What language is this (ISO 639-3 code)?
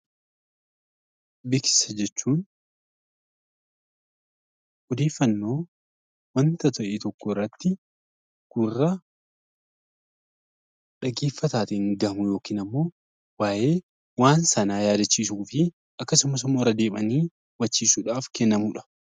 orm